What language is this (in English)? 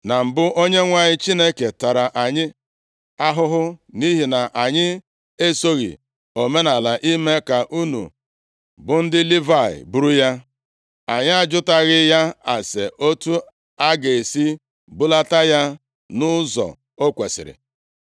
Igbo